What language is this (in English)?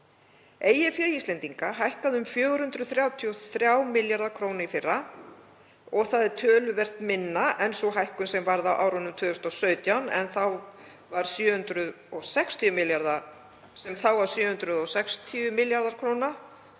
Icelandic